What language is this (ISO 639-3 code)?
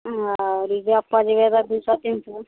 mai